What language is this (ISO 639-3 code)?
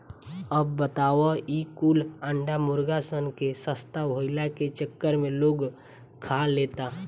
bho